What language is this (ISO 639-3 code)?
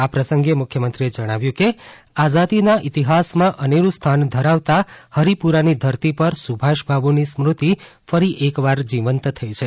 guj